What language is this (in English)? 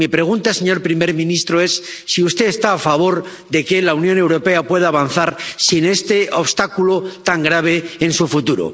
Spanish